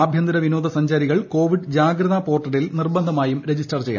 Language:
Malayalam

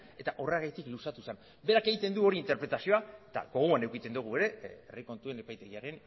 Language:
Basque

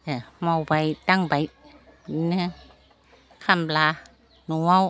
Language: Bodo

